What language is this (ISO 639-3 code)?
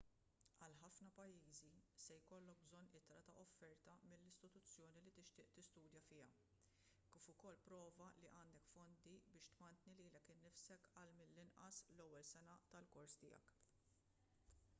mlt